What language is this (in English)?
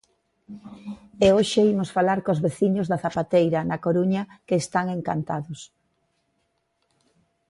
Galician